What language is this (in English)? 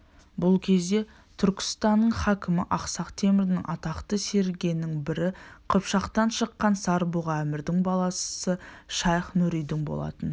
Kazakh